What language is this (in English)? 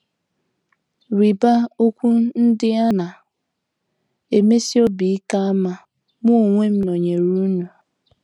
Igbo